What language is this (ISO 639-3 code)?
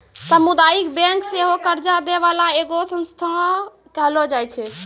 mai